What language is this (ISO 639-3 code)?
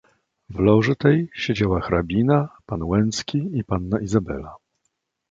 pol